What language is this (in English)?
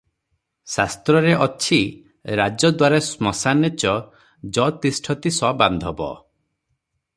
Odia